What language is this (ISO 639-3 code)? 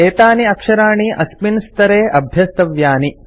san